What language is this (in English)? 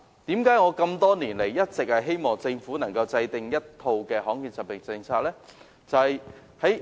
Cantonese